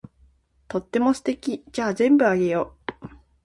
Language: Japanese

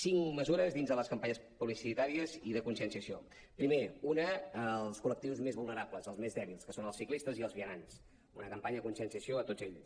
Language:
Catalan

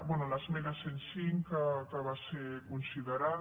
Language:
Catalan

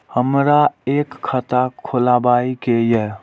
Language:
Maithili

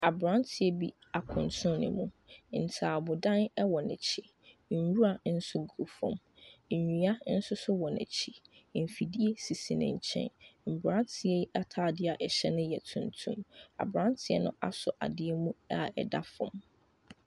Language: Akan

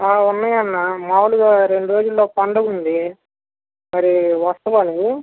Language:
Telugu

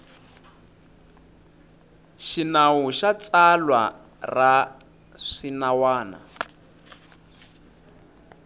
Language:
Tsonga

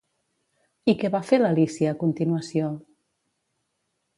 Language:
Catalan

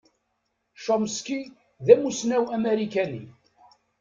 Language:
Kabyle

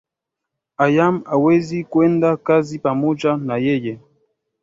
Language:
Swahili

